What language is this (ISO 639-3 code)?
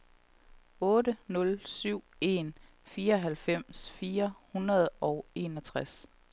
dan